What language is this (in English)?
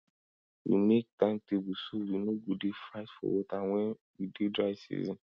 Nigerian Pidgin